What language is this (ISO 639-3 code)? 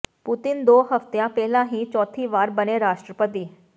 pan